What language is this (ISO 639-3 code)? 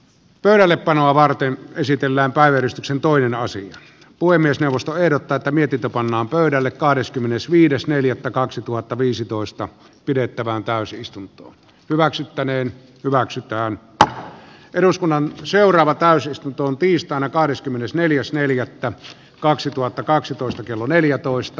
fin